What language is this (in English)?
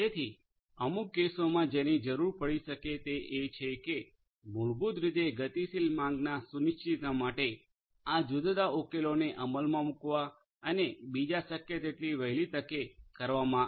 Gujarati